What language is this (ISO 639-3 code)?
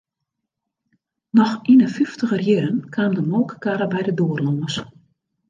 fry